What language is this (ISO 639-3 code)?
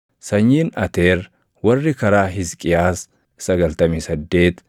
orm